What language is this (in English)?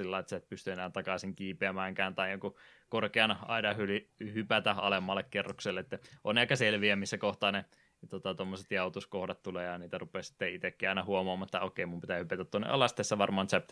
Finnish